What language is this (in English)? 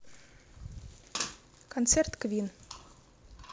Russian